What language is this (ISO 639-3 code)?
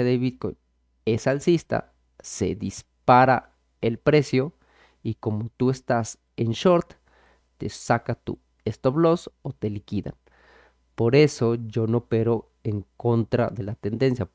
spa